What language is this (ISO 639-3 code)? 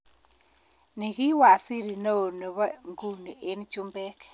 kln